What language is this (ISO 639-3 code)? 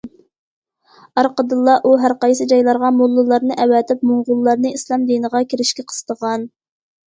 uig